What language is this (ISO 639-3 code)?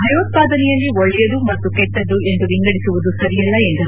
kan